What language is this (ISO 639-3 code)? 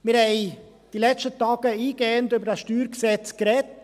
gsw